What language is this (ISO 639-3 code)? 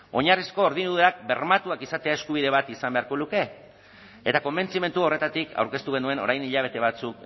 eus